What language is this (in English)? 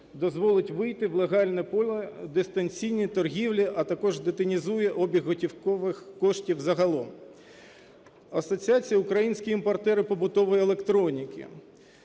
Ukrainian